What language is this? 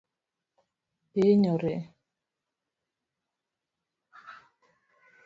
Luo (Kenya and Tanzania)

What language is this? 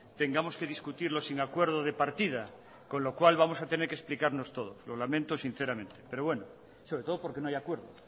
Spanish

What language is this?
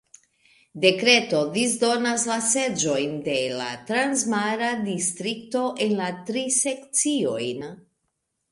Esperanto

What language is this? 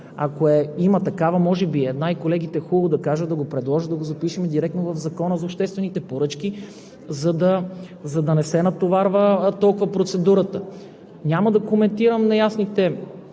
Bulgarian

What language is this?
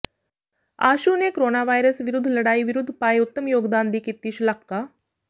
Punjabi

